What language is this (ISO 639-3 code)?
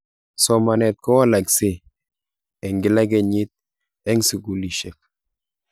kln